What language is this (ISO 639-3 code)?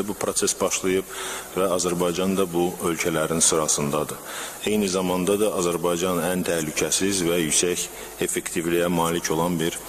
tur